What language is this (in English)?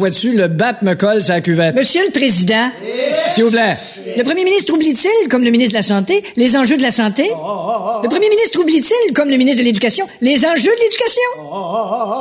French